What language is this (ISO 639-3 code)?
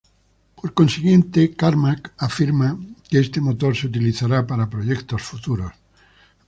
spa